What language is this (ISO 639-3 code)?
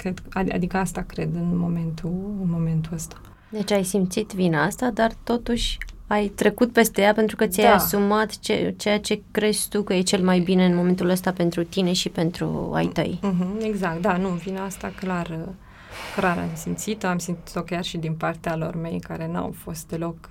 ron